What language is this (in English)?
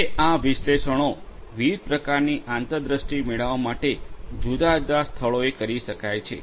Gujarati